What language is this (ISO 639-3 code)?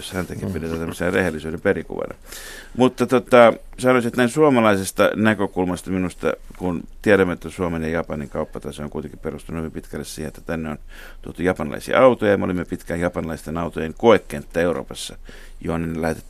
fin